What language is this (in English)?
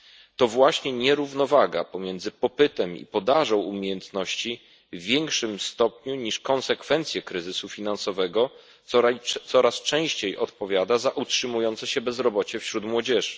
Polish